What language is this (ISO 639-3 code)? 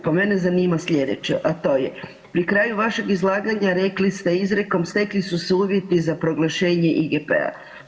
hrv